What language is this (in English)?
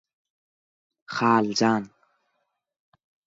Turkmen